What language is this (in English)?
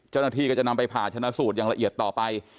Thai